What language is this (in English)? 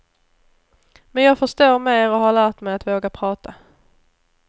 Swedish